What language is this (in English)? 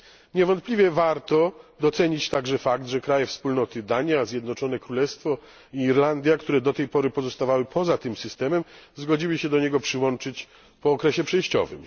Polish